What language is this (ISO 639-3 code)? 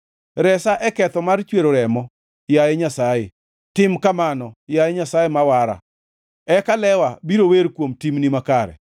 luo